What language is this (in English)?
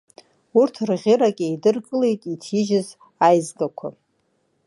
Abkhazian